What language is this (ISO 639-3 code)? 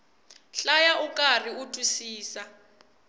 tso